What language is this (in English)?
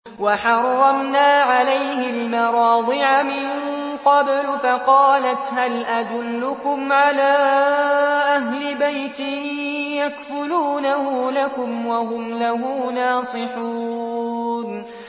Arabic